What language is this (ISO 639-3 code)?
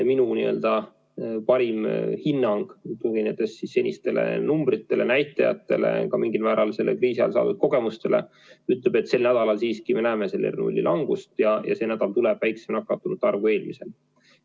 est